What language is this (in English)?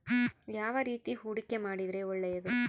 Kannada